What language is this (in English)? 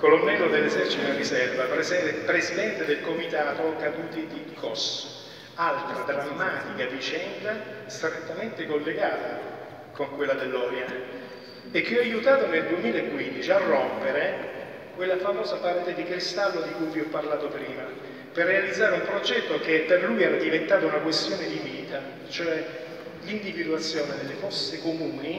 Italian